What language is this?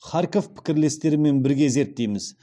Kazakh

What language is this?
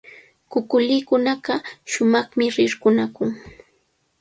Cajatambo North Lima Quechua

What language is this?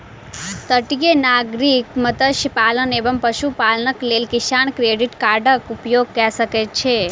Maithili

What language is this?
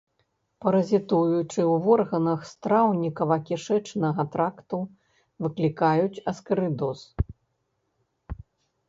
Belarusian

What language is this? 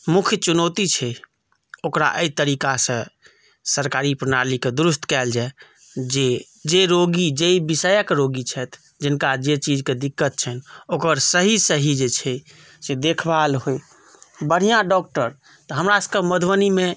Maithili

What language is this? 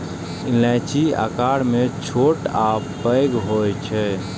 Maithili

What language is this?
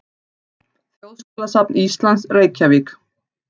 Icelandic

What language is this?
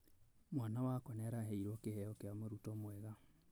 Kikuyu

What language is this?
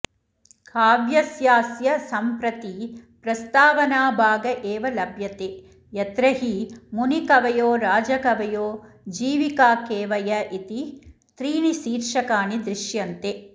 Sanskrit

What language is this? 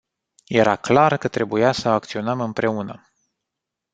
Romanian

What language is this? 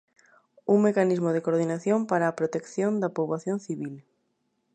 Galician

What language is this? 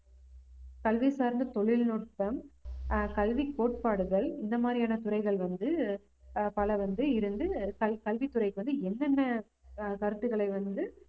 Tamil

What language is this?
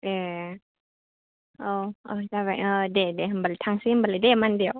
Bodo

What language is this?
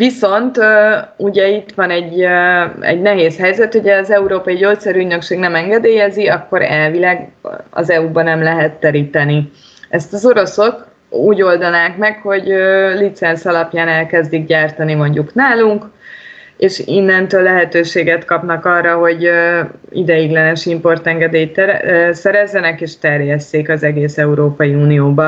Hungarian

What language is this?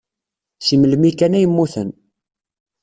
Kabyle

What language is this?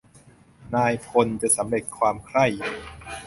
Thai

